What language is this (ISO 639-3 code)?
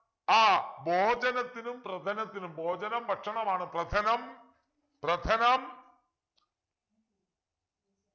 mal